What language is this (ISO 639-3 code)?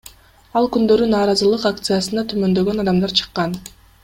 kir